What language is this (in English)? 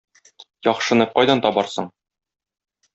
Tatar